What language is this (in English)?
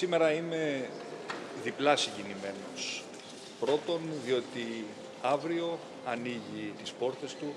Greek